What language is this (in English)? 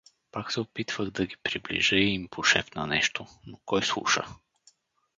Bulgarian